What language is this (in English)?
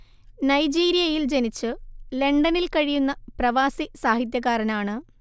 Malayalam